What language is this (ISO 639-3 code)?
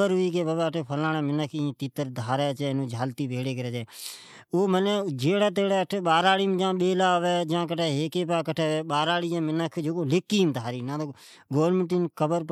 odk